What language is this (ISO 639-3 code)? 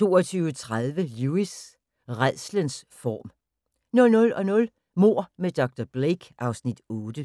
dan